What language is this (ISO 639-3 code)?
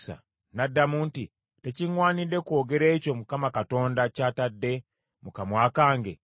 lug